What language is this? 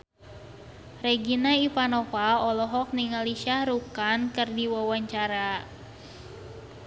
Sundanese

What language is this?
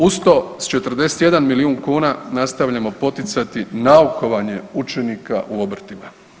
Croatian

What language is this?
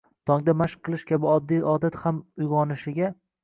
Uzbek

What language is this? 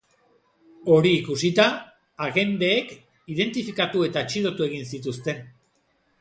Basque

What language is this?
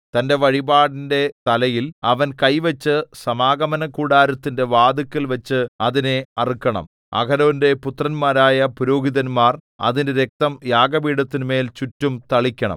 Malayalam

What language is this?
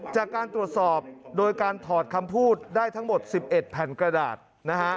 Thai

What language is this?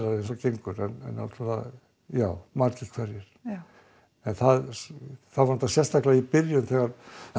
Icelandic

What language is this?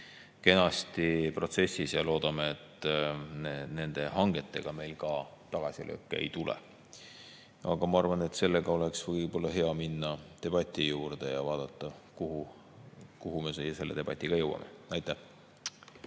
Estonian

